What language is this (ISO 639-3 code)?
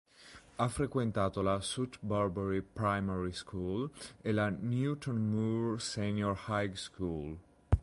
ita